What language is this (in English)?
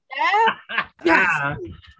English